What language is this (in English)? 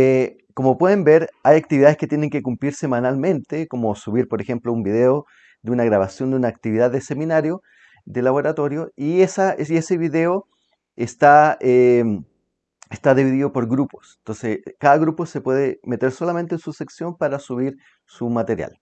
Spanish